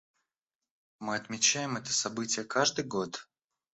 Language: Russian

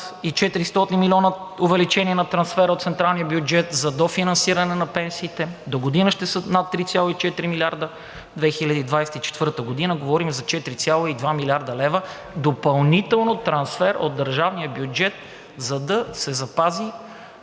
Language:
Bulgarian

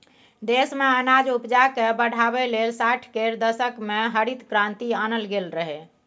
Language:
Maithili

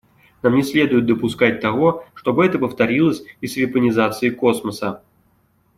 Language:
Russian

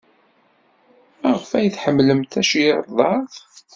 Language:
Kabyle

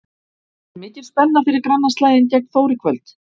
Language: Icelandic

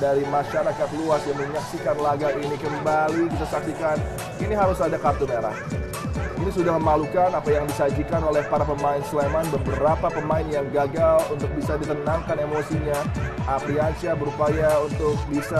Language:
Indonesian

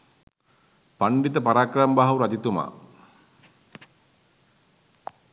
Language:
Sinhala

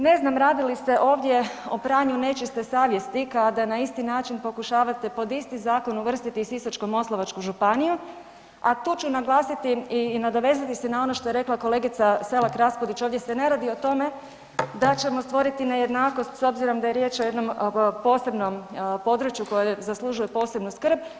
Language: Croatian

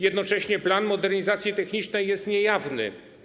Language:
Polish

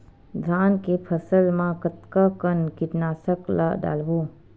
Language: Chhattisgarhi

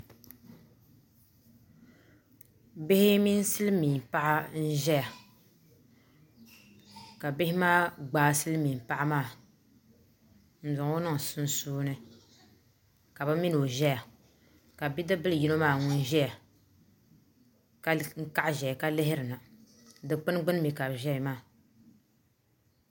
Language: Dagbani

